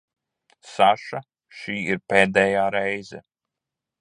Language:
Latvian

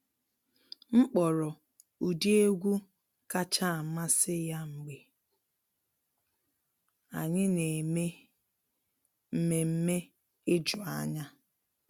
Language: Igbo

